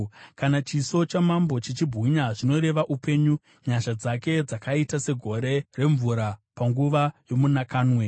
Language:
Shona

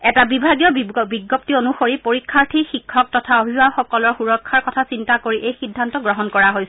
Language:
Assamese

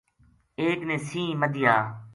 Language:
Gujari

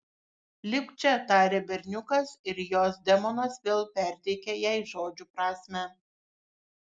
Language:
Lithuanian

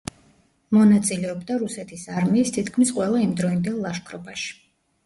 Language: Georgian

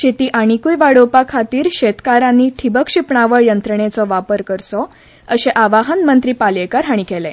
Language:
Konkani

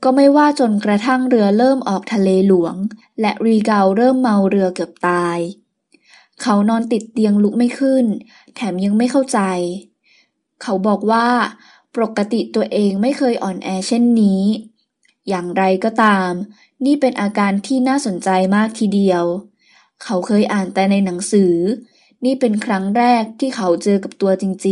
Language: Thai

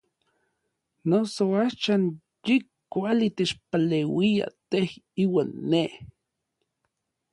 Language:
Orizaba Nahuatl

